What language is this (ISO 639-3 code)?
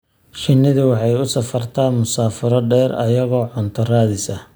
som